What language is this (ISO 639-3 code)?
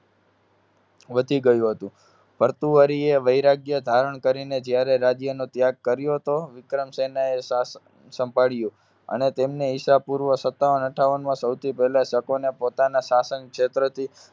guj